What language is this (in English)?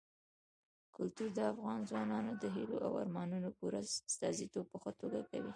Pashto